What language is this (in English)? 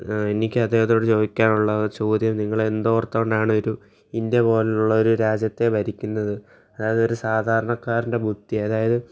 Malayalam